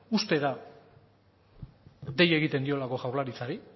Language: Basque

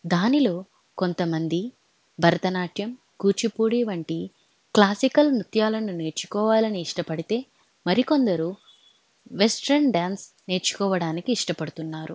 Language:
Telugu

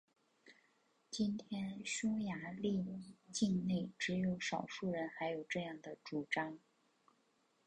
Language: Chinese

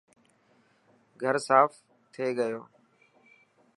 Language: Dhatki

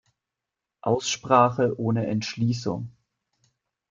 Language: German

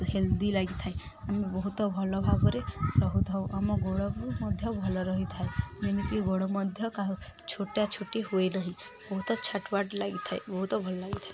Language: Odia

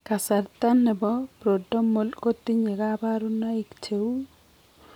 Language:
Kalenjin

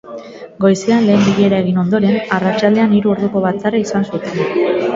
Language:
Basque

